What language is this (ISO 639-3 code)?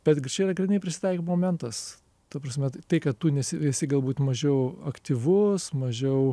lit